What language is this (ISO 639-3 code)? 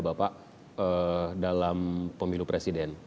ind